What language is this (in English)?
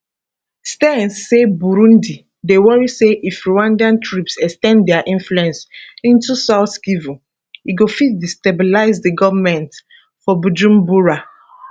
Nigerian Pidgin